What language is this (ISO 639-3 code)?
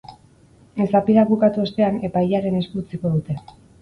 eus